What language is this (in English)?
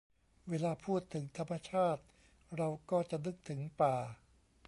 Thai